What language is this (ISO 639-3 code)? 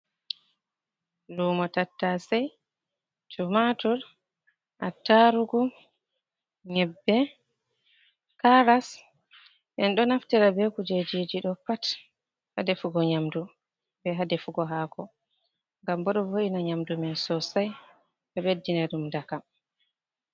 ful